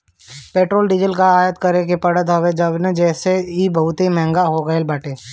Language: Bhojpuri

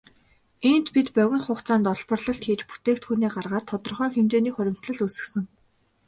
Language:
Mongolian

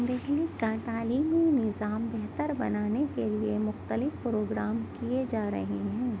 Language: Urdu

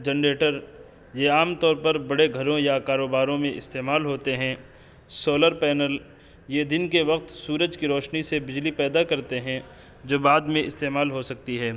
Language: Urdu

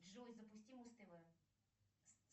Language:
Russian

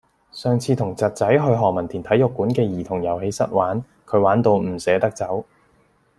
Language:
Cantonese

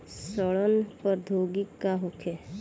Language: Bhojpuri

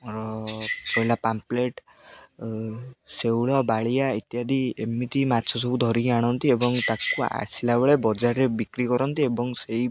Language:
Odia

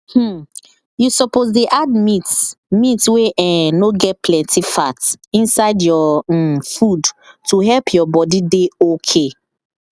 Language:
Nigerian Pidgin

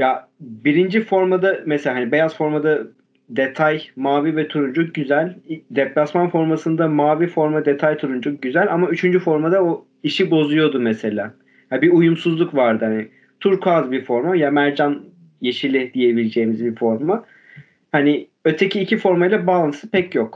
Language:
Turkish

